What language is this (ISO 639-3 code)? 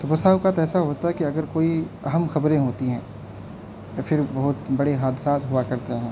urd